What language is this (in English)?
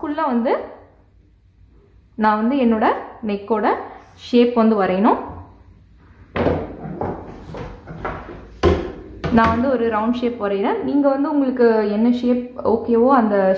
Tamil